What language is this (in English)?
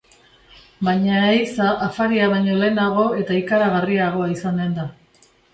Basque